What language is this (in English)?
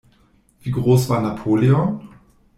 German